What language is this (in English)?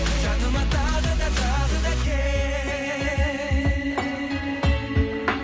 Kazakh